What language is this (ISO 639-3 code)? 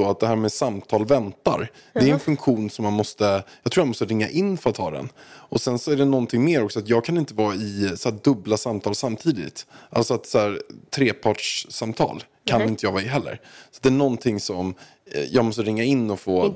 swe